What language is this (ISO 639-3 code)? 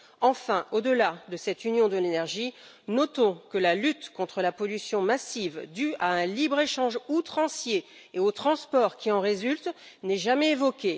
fra